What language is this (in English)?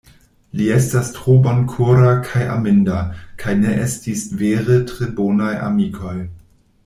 Esperanto